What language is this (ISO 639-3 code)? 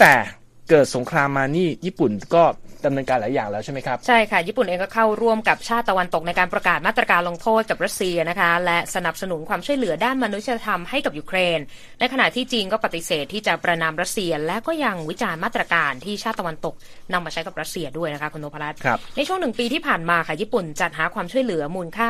tha